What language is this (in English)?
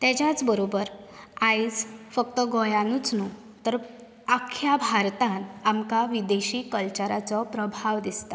Konkani